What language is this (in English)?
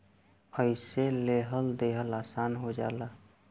Bhojpuri